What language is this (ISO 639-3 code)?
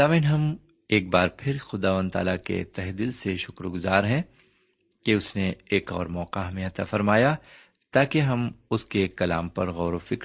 urd